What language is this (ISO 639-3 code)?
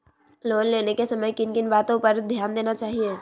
mag